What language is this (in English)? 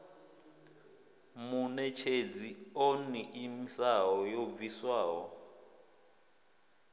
Venda